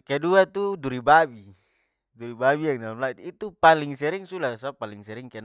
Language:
Papuan Malay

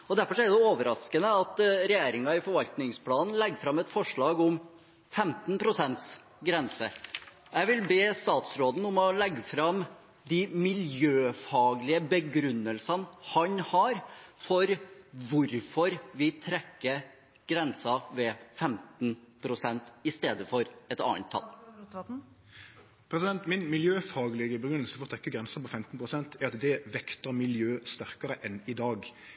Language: Norwegian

